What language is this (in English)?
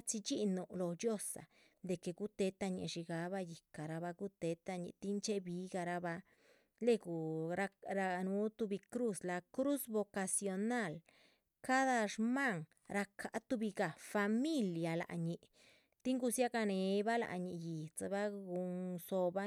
Chichicapan Zapotec